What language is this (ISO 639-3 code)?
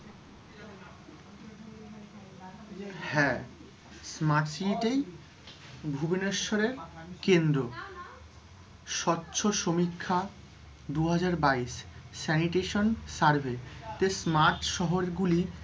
ben